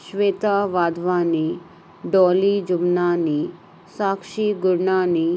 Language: Sindhi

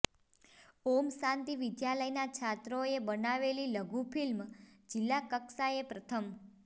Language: Gujarati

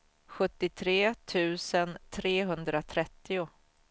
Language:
Swedish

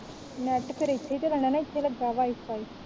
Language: Punjabi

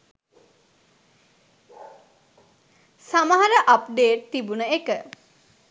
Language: Sinhala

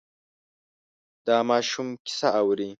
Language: Pashto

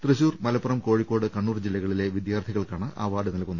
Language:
Malayalam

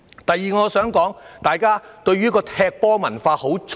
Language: Cantonese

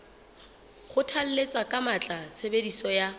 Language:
Southern Sotho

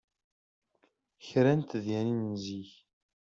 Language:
Kabyle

